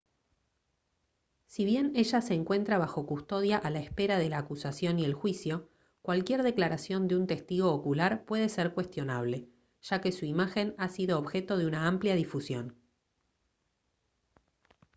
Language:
Spanish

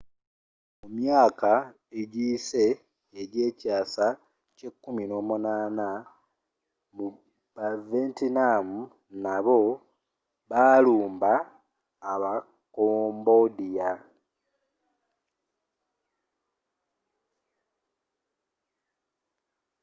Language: Ganda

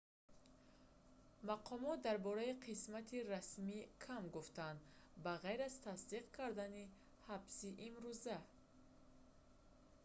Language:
Tajik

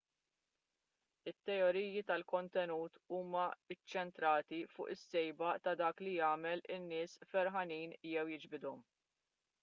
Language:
Maltese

